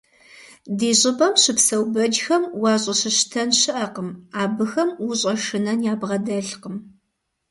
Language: Kabardian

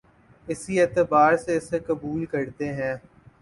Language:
Urdu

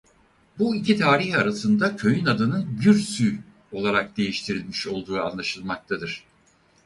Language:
Turkish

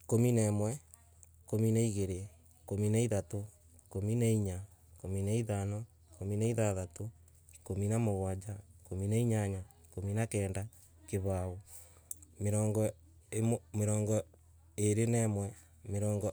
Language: Embu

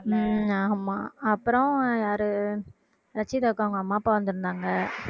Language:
Tamil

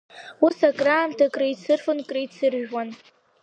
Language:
Abkhazian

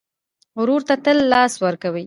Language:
Pashto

